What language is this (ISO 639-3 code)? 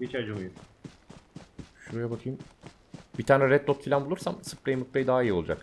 tur